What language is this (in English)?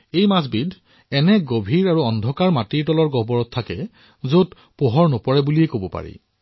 Assamese